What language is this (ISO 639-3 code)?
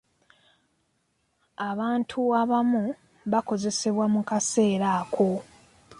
lug